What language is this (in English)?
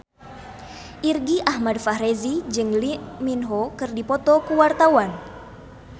Sundanese